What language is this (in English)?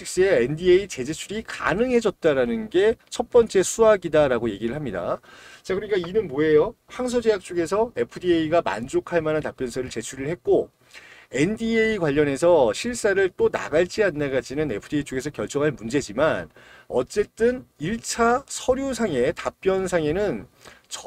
Korean